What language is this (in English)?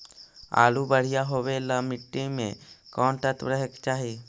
Magahi